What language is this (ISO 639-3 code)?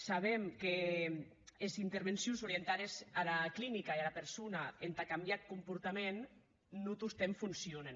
cat